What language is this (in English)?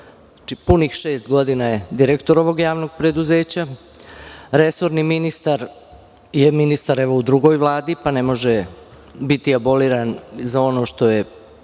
Serbian